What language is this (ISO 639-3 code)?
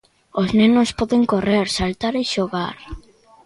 glg